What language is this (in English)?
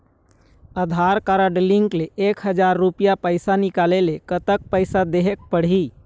Chhattisgarhi